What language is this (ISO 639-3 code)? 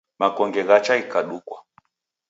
dav